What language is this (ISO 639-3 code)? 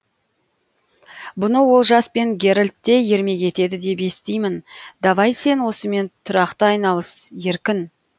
kaz